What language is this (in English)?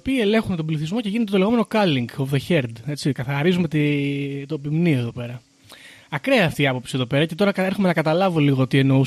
Greek